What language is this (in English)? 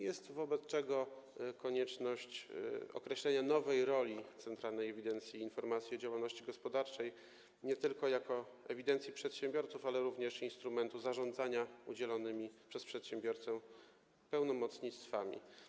Polish